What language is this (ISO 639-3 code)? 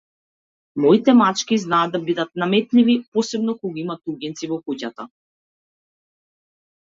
mkd